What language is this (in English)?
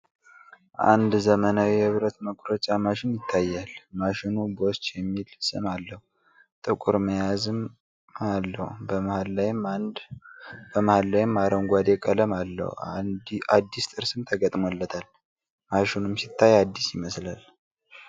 Amharic